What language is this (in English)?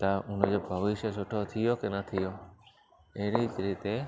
Sindhi